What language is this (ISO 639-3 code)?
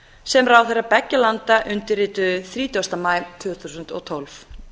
isl